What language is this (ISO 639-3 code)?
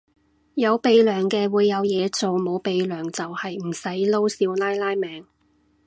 yue